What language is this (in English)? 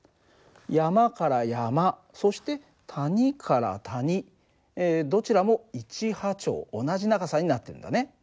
Japanese